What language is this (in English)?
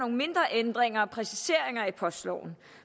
Danish